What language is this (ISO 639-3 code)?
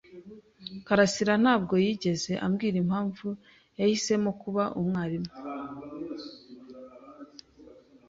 kin